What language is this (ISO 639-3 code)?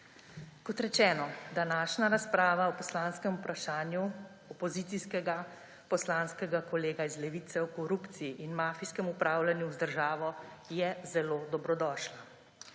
slv